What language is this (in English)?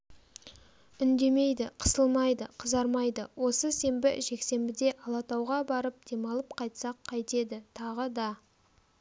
Kazakh